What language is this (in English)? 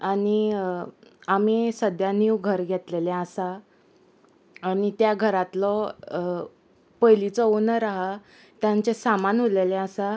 Konkani